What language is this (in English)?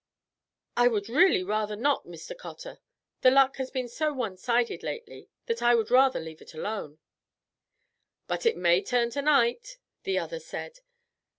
English